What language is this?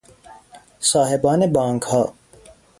Persian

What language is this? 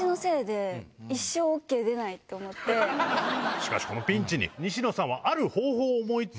Japanese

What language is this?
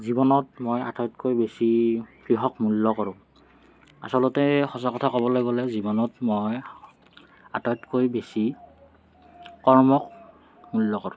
Assamese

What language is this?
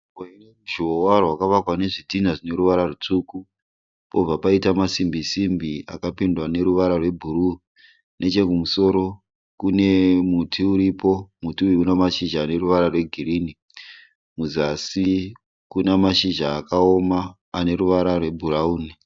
Shona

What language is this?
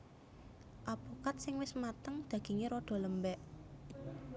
Javanese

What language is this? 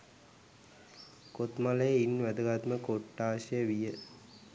Sinhala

